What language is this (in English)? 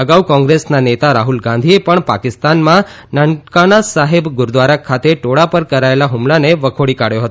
Gujarati